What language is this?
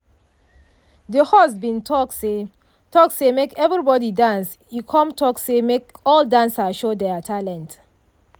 Nigerian Pidgin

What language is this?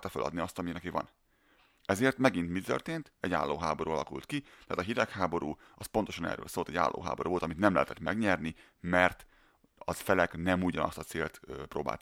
Hungarian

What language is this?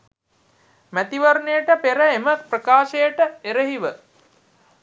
Sinhala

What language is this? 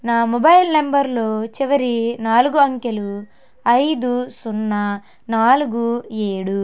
Telugu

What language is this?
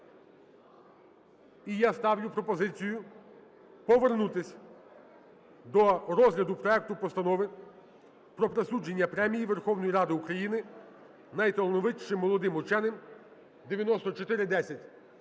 Ukrainian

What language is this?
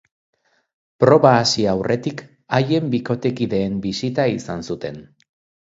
Basque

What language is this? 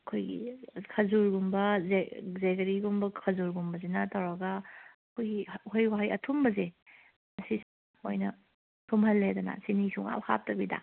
Manipuri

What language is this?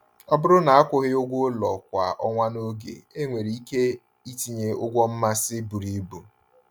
Igbo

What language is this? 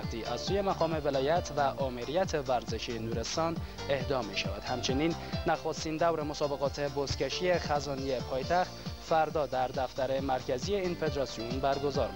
Persian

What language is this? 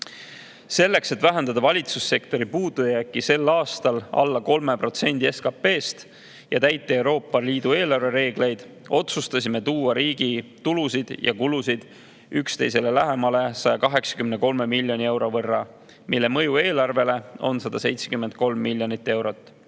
Estonian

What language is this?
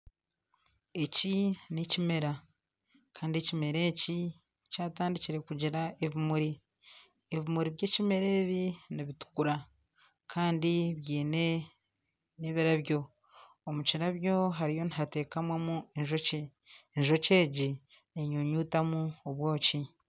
Nyankole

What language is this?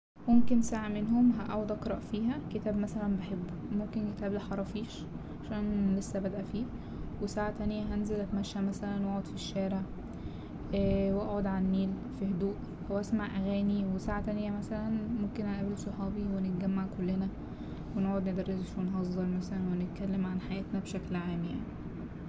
Egyptian Arabic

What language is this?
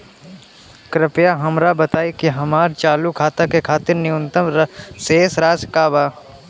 Bhojpuri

